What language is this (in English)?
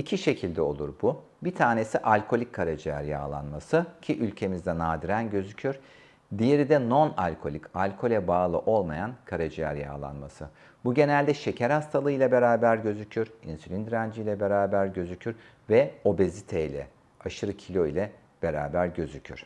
Turkish